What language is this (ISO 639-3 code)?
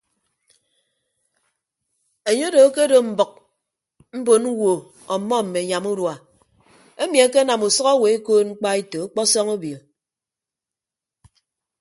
ibb